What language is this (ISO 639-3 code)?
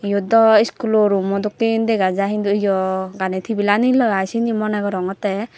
ccp